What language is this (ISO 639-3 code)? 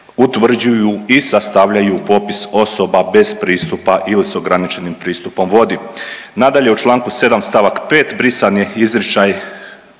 hrv